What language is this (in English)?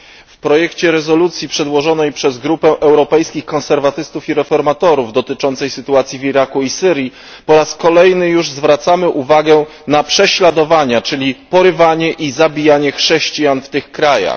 Polish